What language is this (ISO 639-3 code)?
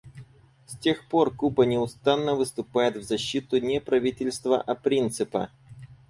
rus